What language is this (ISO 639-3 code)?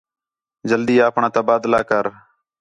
xhe